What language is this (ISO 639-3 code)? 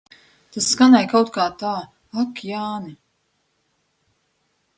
lav